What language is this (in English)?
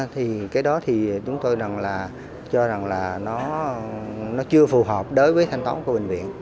Vietnamese